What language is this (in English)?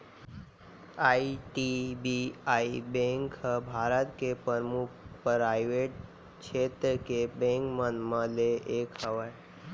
Chhattisgarhi